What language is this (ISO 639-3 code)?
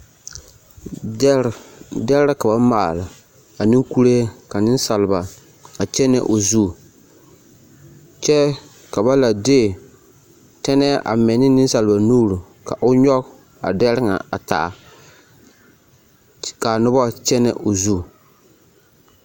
dga